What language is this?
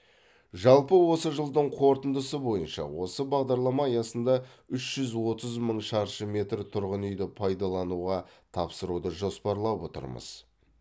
Kazakh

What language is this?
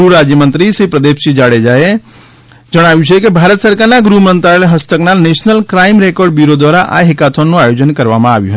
Gujarati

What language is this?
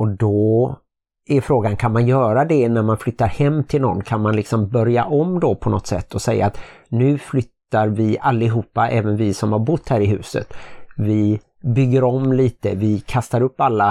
Swedish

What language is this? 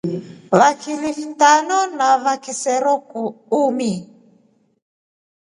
Rombo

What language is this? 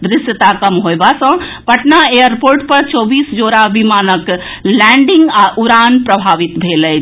Maithili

